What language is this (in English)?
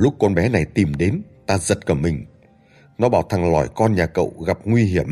Vietnamese